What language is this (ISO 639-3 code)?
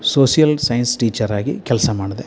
kan